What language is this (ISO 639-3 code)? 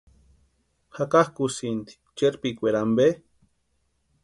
pua